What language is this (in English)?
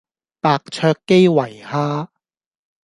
Cantonese